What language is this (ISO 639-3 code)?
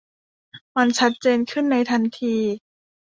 tha